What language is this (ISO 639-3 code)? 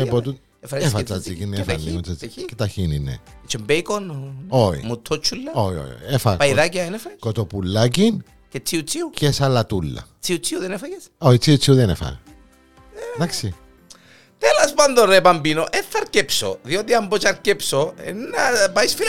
ell